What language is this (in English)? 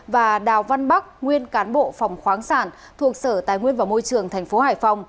Vietnamese